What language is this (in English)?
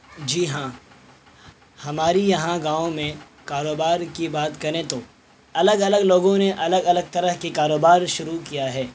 Urdu